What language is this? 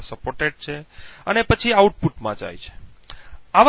Gujarati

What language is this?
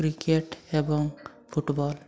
Odia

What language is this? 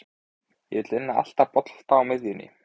Icelandic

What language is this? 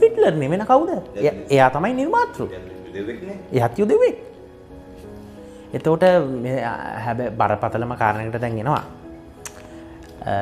Indonesian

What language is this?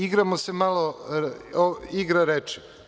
Serbian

